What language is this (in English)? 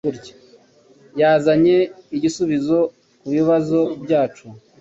Kinyarwanda